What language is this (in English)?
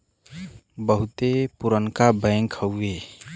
Bhojpuri